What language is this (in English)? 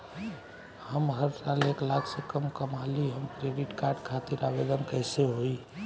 Bhojpuri